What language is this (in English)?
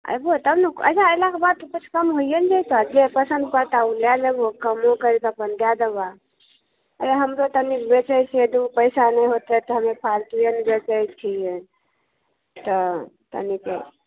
Maithili